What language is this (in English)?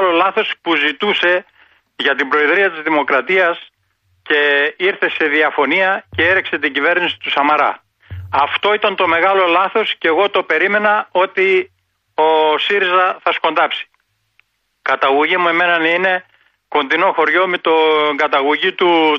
Greek